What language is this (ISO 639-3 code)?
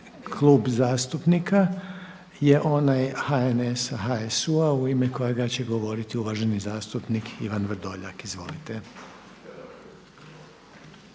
hrv